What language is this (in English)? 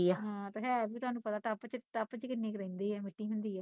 Punjabi